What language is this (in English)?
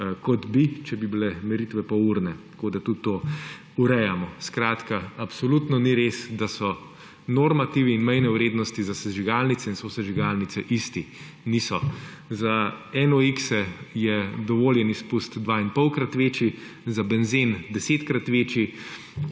Slovenian